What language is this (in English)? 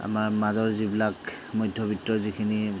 Assamese